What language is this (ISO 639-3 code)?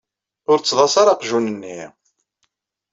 kab